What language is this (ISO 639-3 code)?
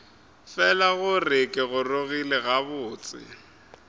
nso